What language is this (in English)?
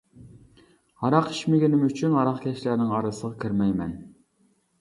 Uyghur